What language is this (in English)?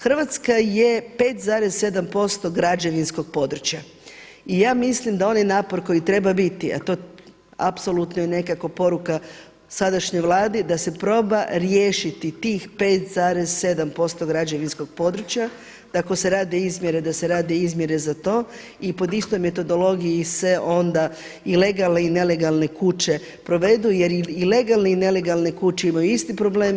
Croatian